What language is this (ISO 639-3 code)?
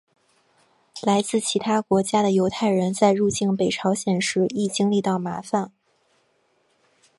zho